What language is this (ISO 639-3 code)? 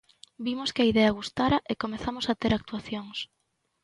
glg